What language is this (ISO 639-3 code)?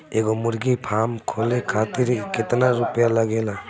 bho